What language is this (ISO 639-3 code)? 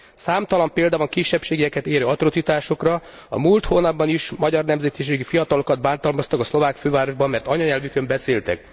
hun